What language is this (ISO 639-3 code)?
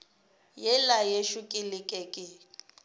nso